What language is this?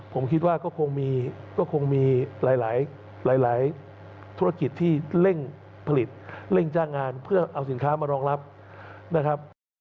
Thai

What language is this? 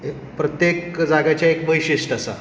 Konkani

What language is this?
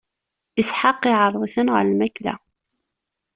Kabyle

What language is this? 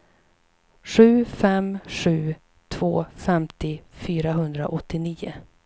Swedish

